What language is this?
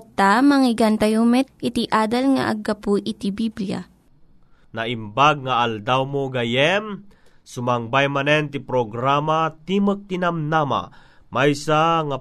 Filipino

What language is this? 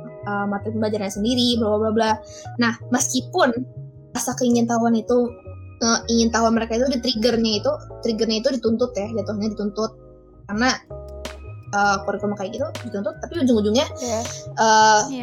Indonesian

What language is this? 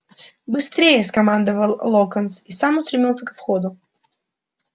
Russian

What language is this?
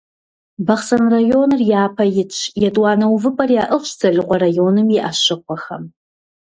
Kabardian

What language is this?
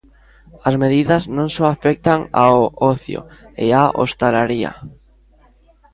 Galician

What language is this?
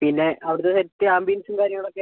Malayalam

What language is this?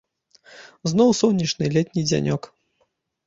Belarusian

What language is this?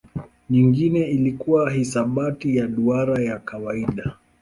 Swahili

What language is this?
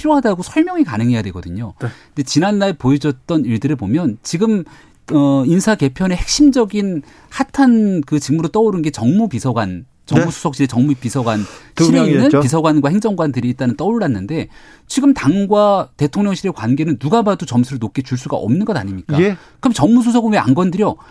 Korean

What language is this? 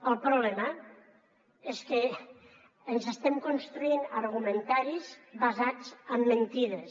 Catalan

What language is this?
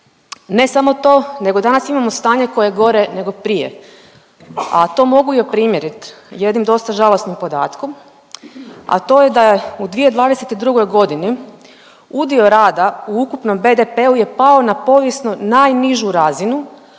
Croatian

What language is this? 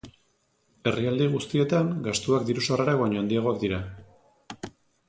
Basque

